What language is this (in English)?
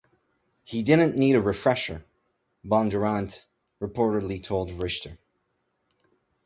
English